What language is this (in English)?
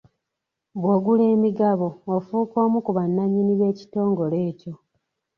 Ganda